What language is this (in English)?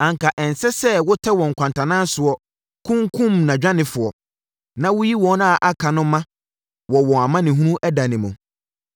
Akan